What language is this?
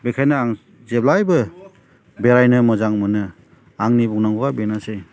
Bodo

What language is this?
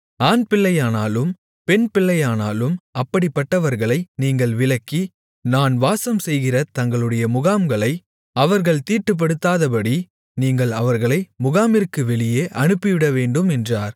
Tamil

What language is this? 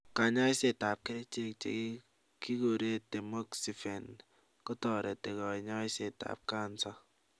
Kalenjin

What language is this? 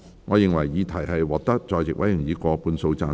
Cantonese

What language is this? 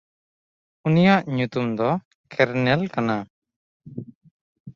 Santali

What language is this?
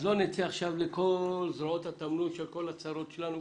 Hebrew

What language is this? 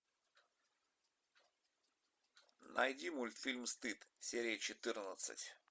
Russian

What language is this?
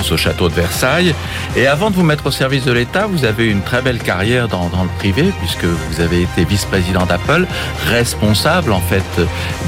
French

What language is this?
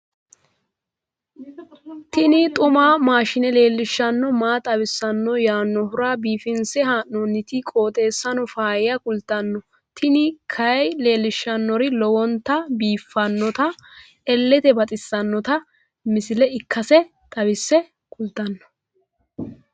Sidamo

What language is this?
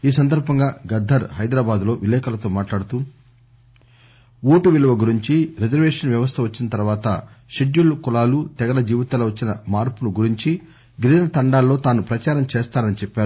Telugu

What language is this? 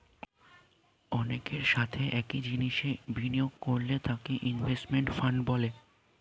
Bangla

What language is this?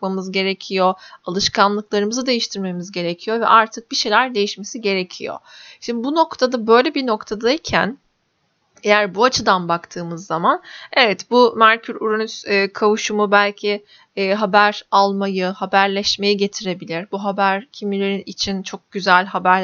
Turkish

